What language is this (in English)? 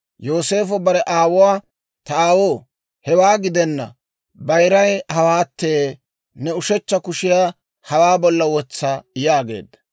Dawro